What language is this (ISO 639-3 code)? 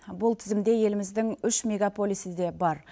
kaz